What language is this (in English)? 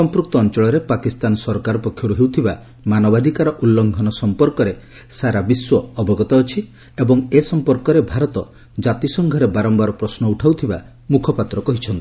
Odia